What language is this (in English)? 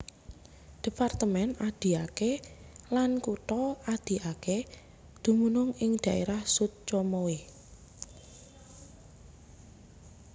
Javanese